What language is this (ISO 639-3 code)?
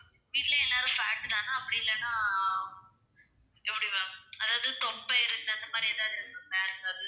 tam